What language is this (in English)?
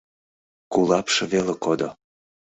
Mari